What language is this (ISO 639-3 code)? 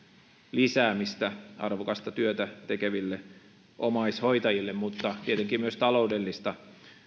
fin